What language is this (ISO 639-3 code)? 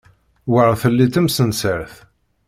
kab